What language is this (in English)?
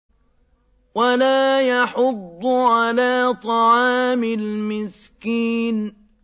Arabic